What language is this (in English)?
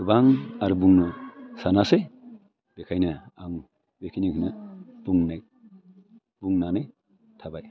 Bodo